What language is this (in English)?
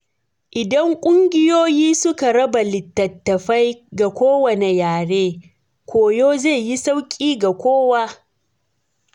Hausa